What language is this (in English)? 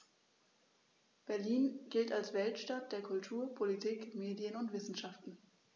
German